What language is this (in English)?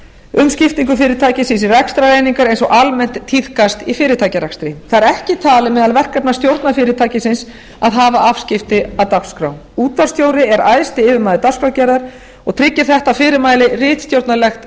Icelandic